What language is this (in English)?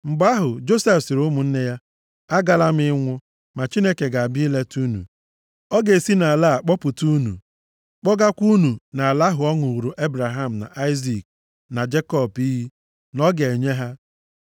Igbo